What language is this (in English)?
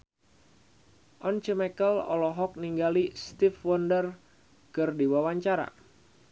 Sundanese